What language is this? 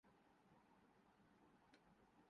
Urdu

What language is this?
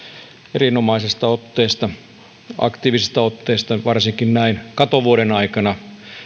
Finnish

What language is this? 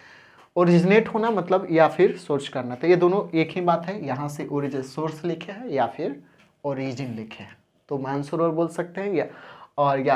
Hindi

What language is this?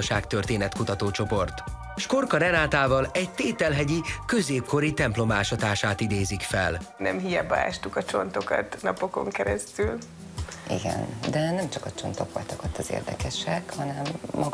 Hungarian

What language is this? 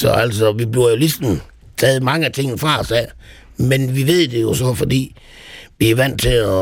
Danish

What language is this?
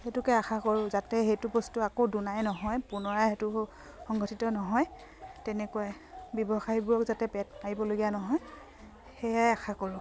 Assamese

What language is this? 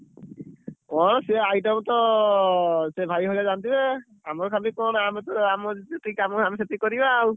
Odia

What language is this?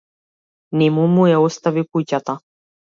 Macedonian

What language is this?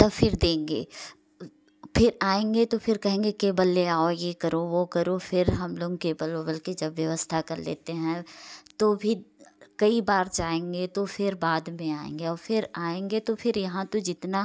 Hindi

